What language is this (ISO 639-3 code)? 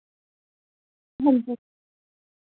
doi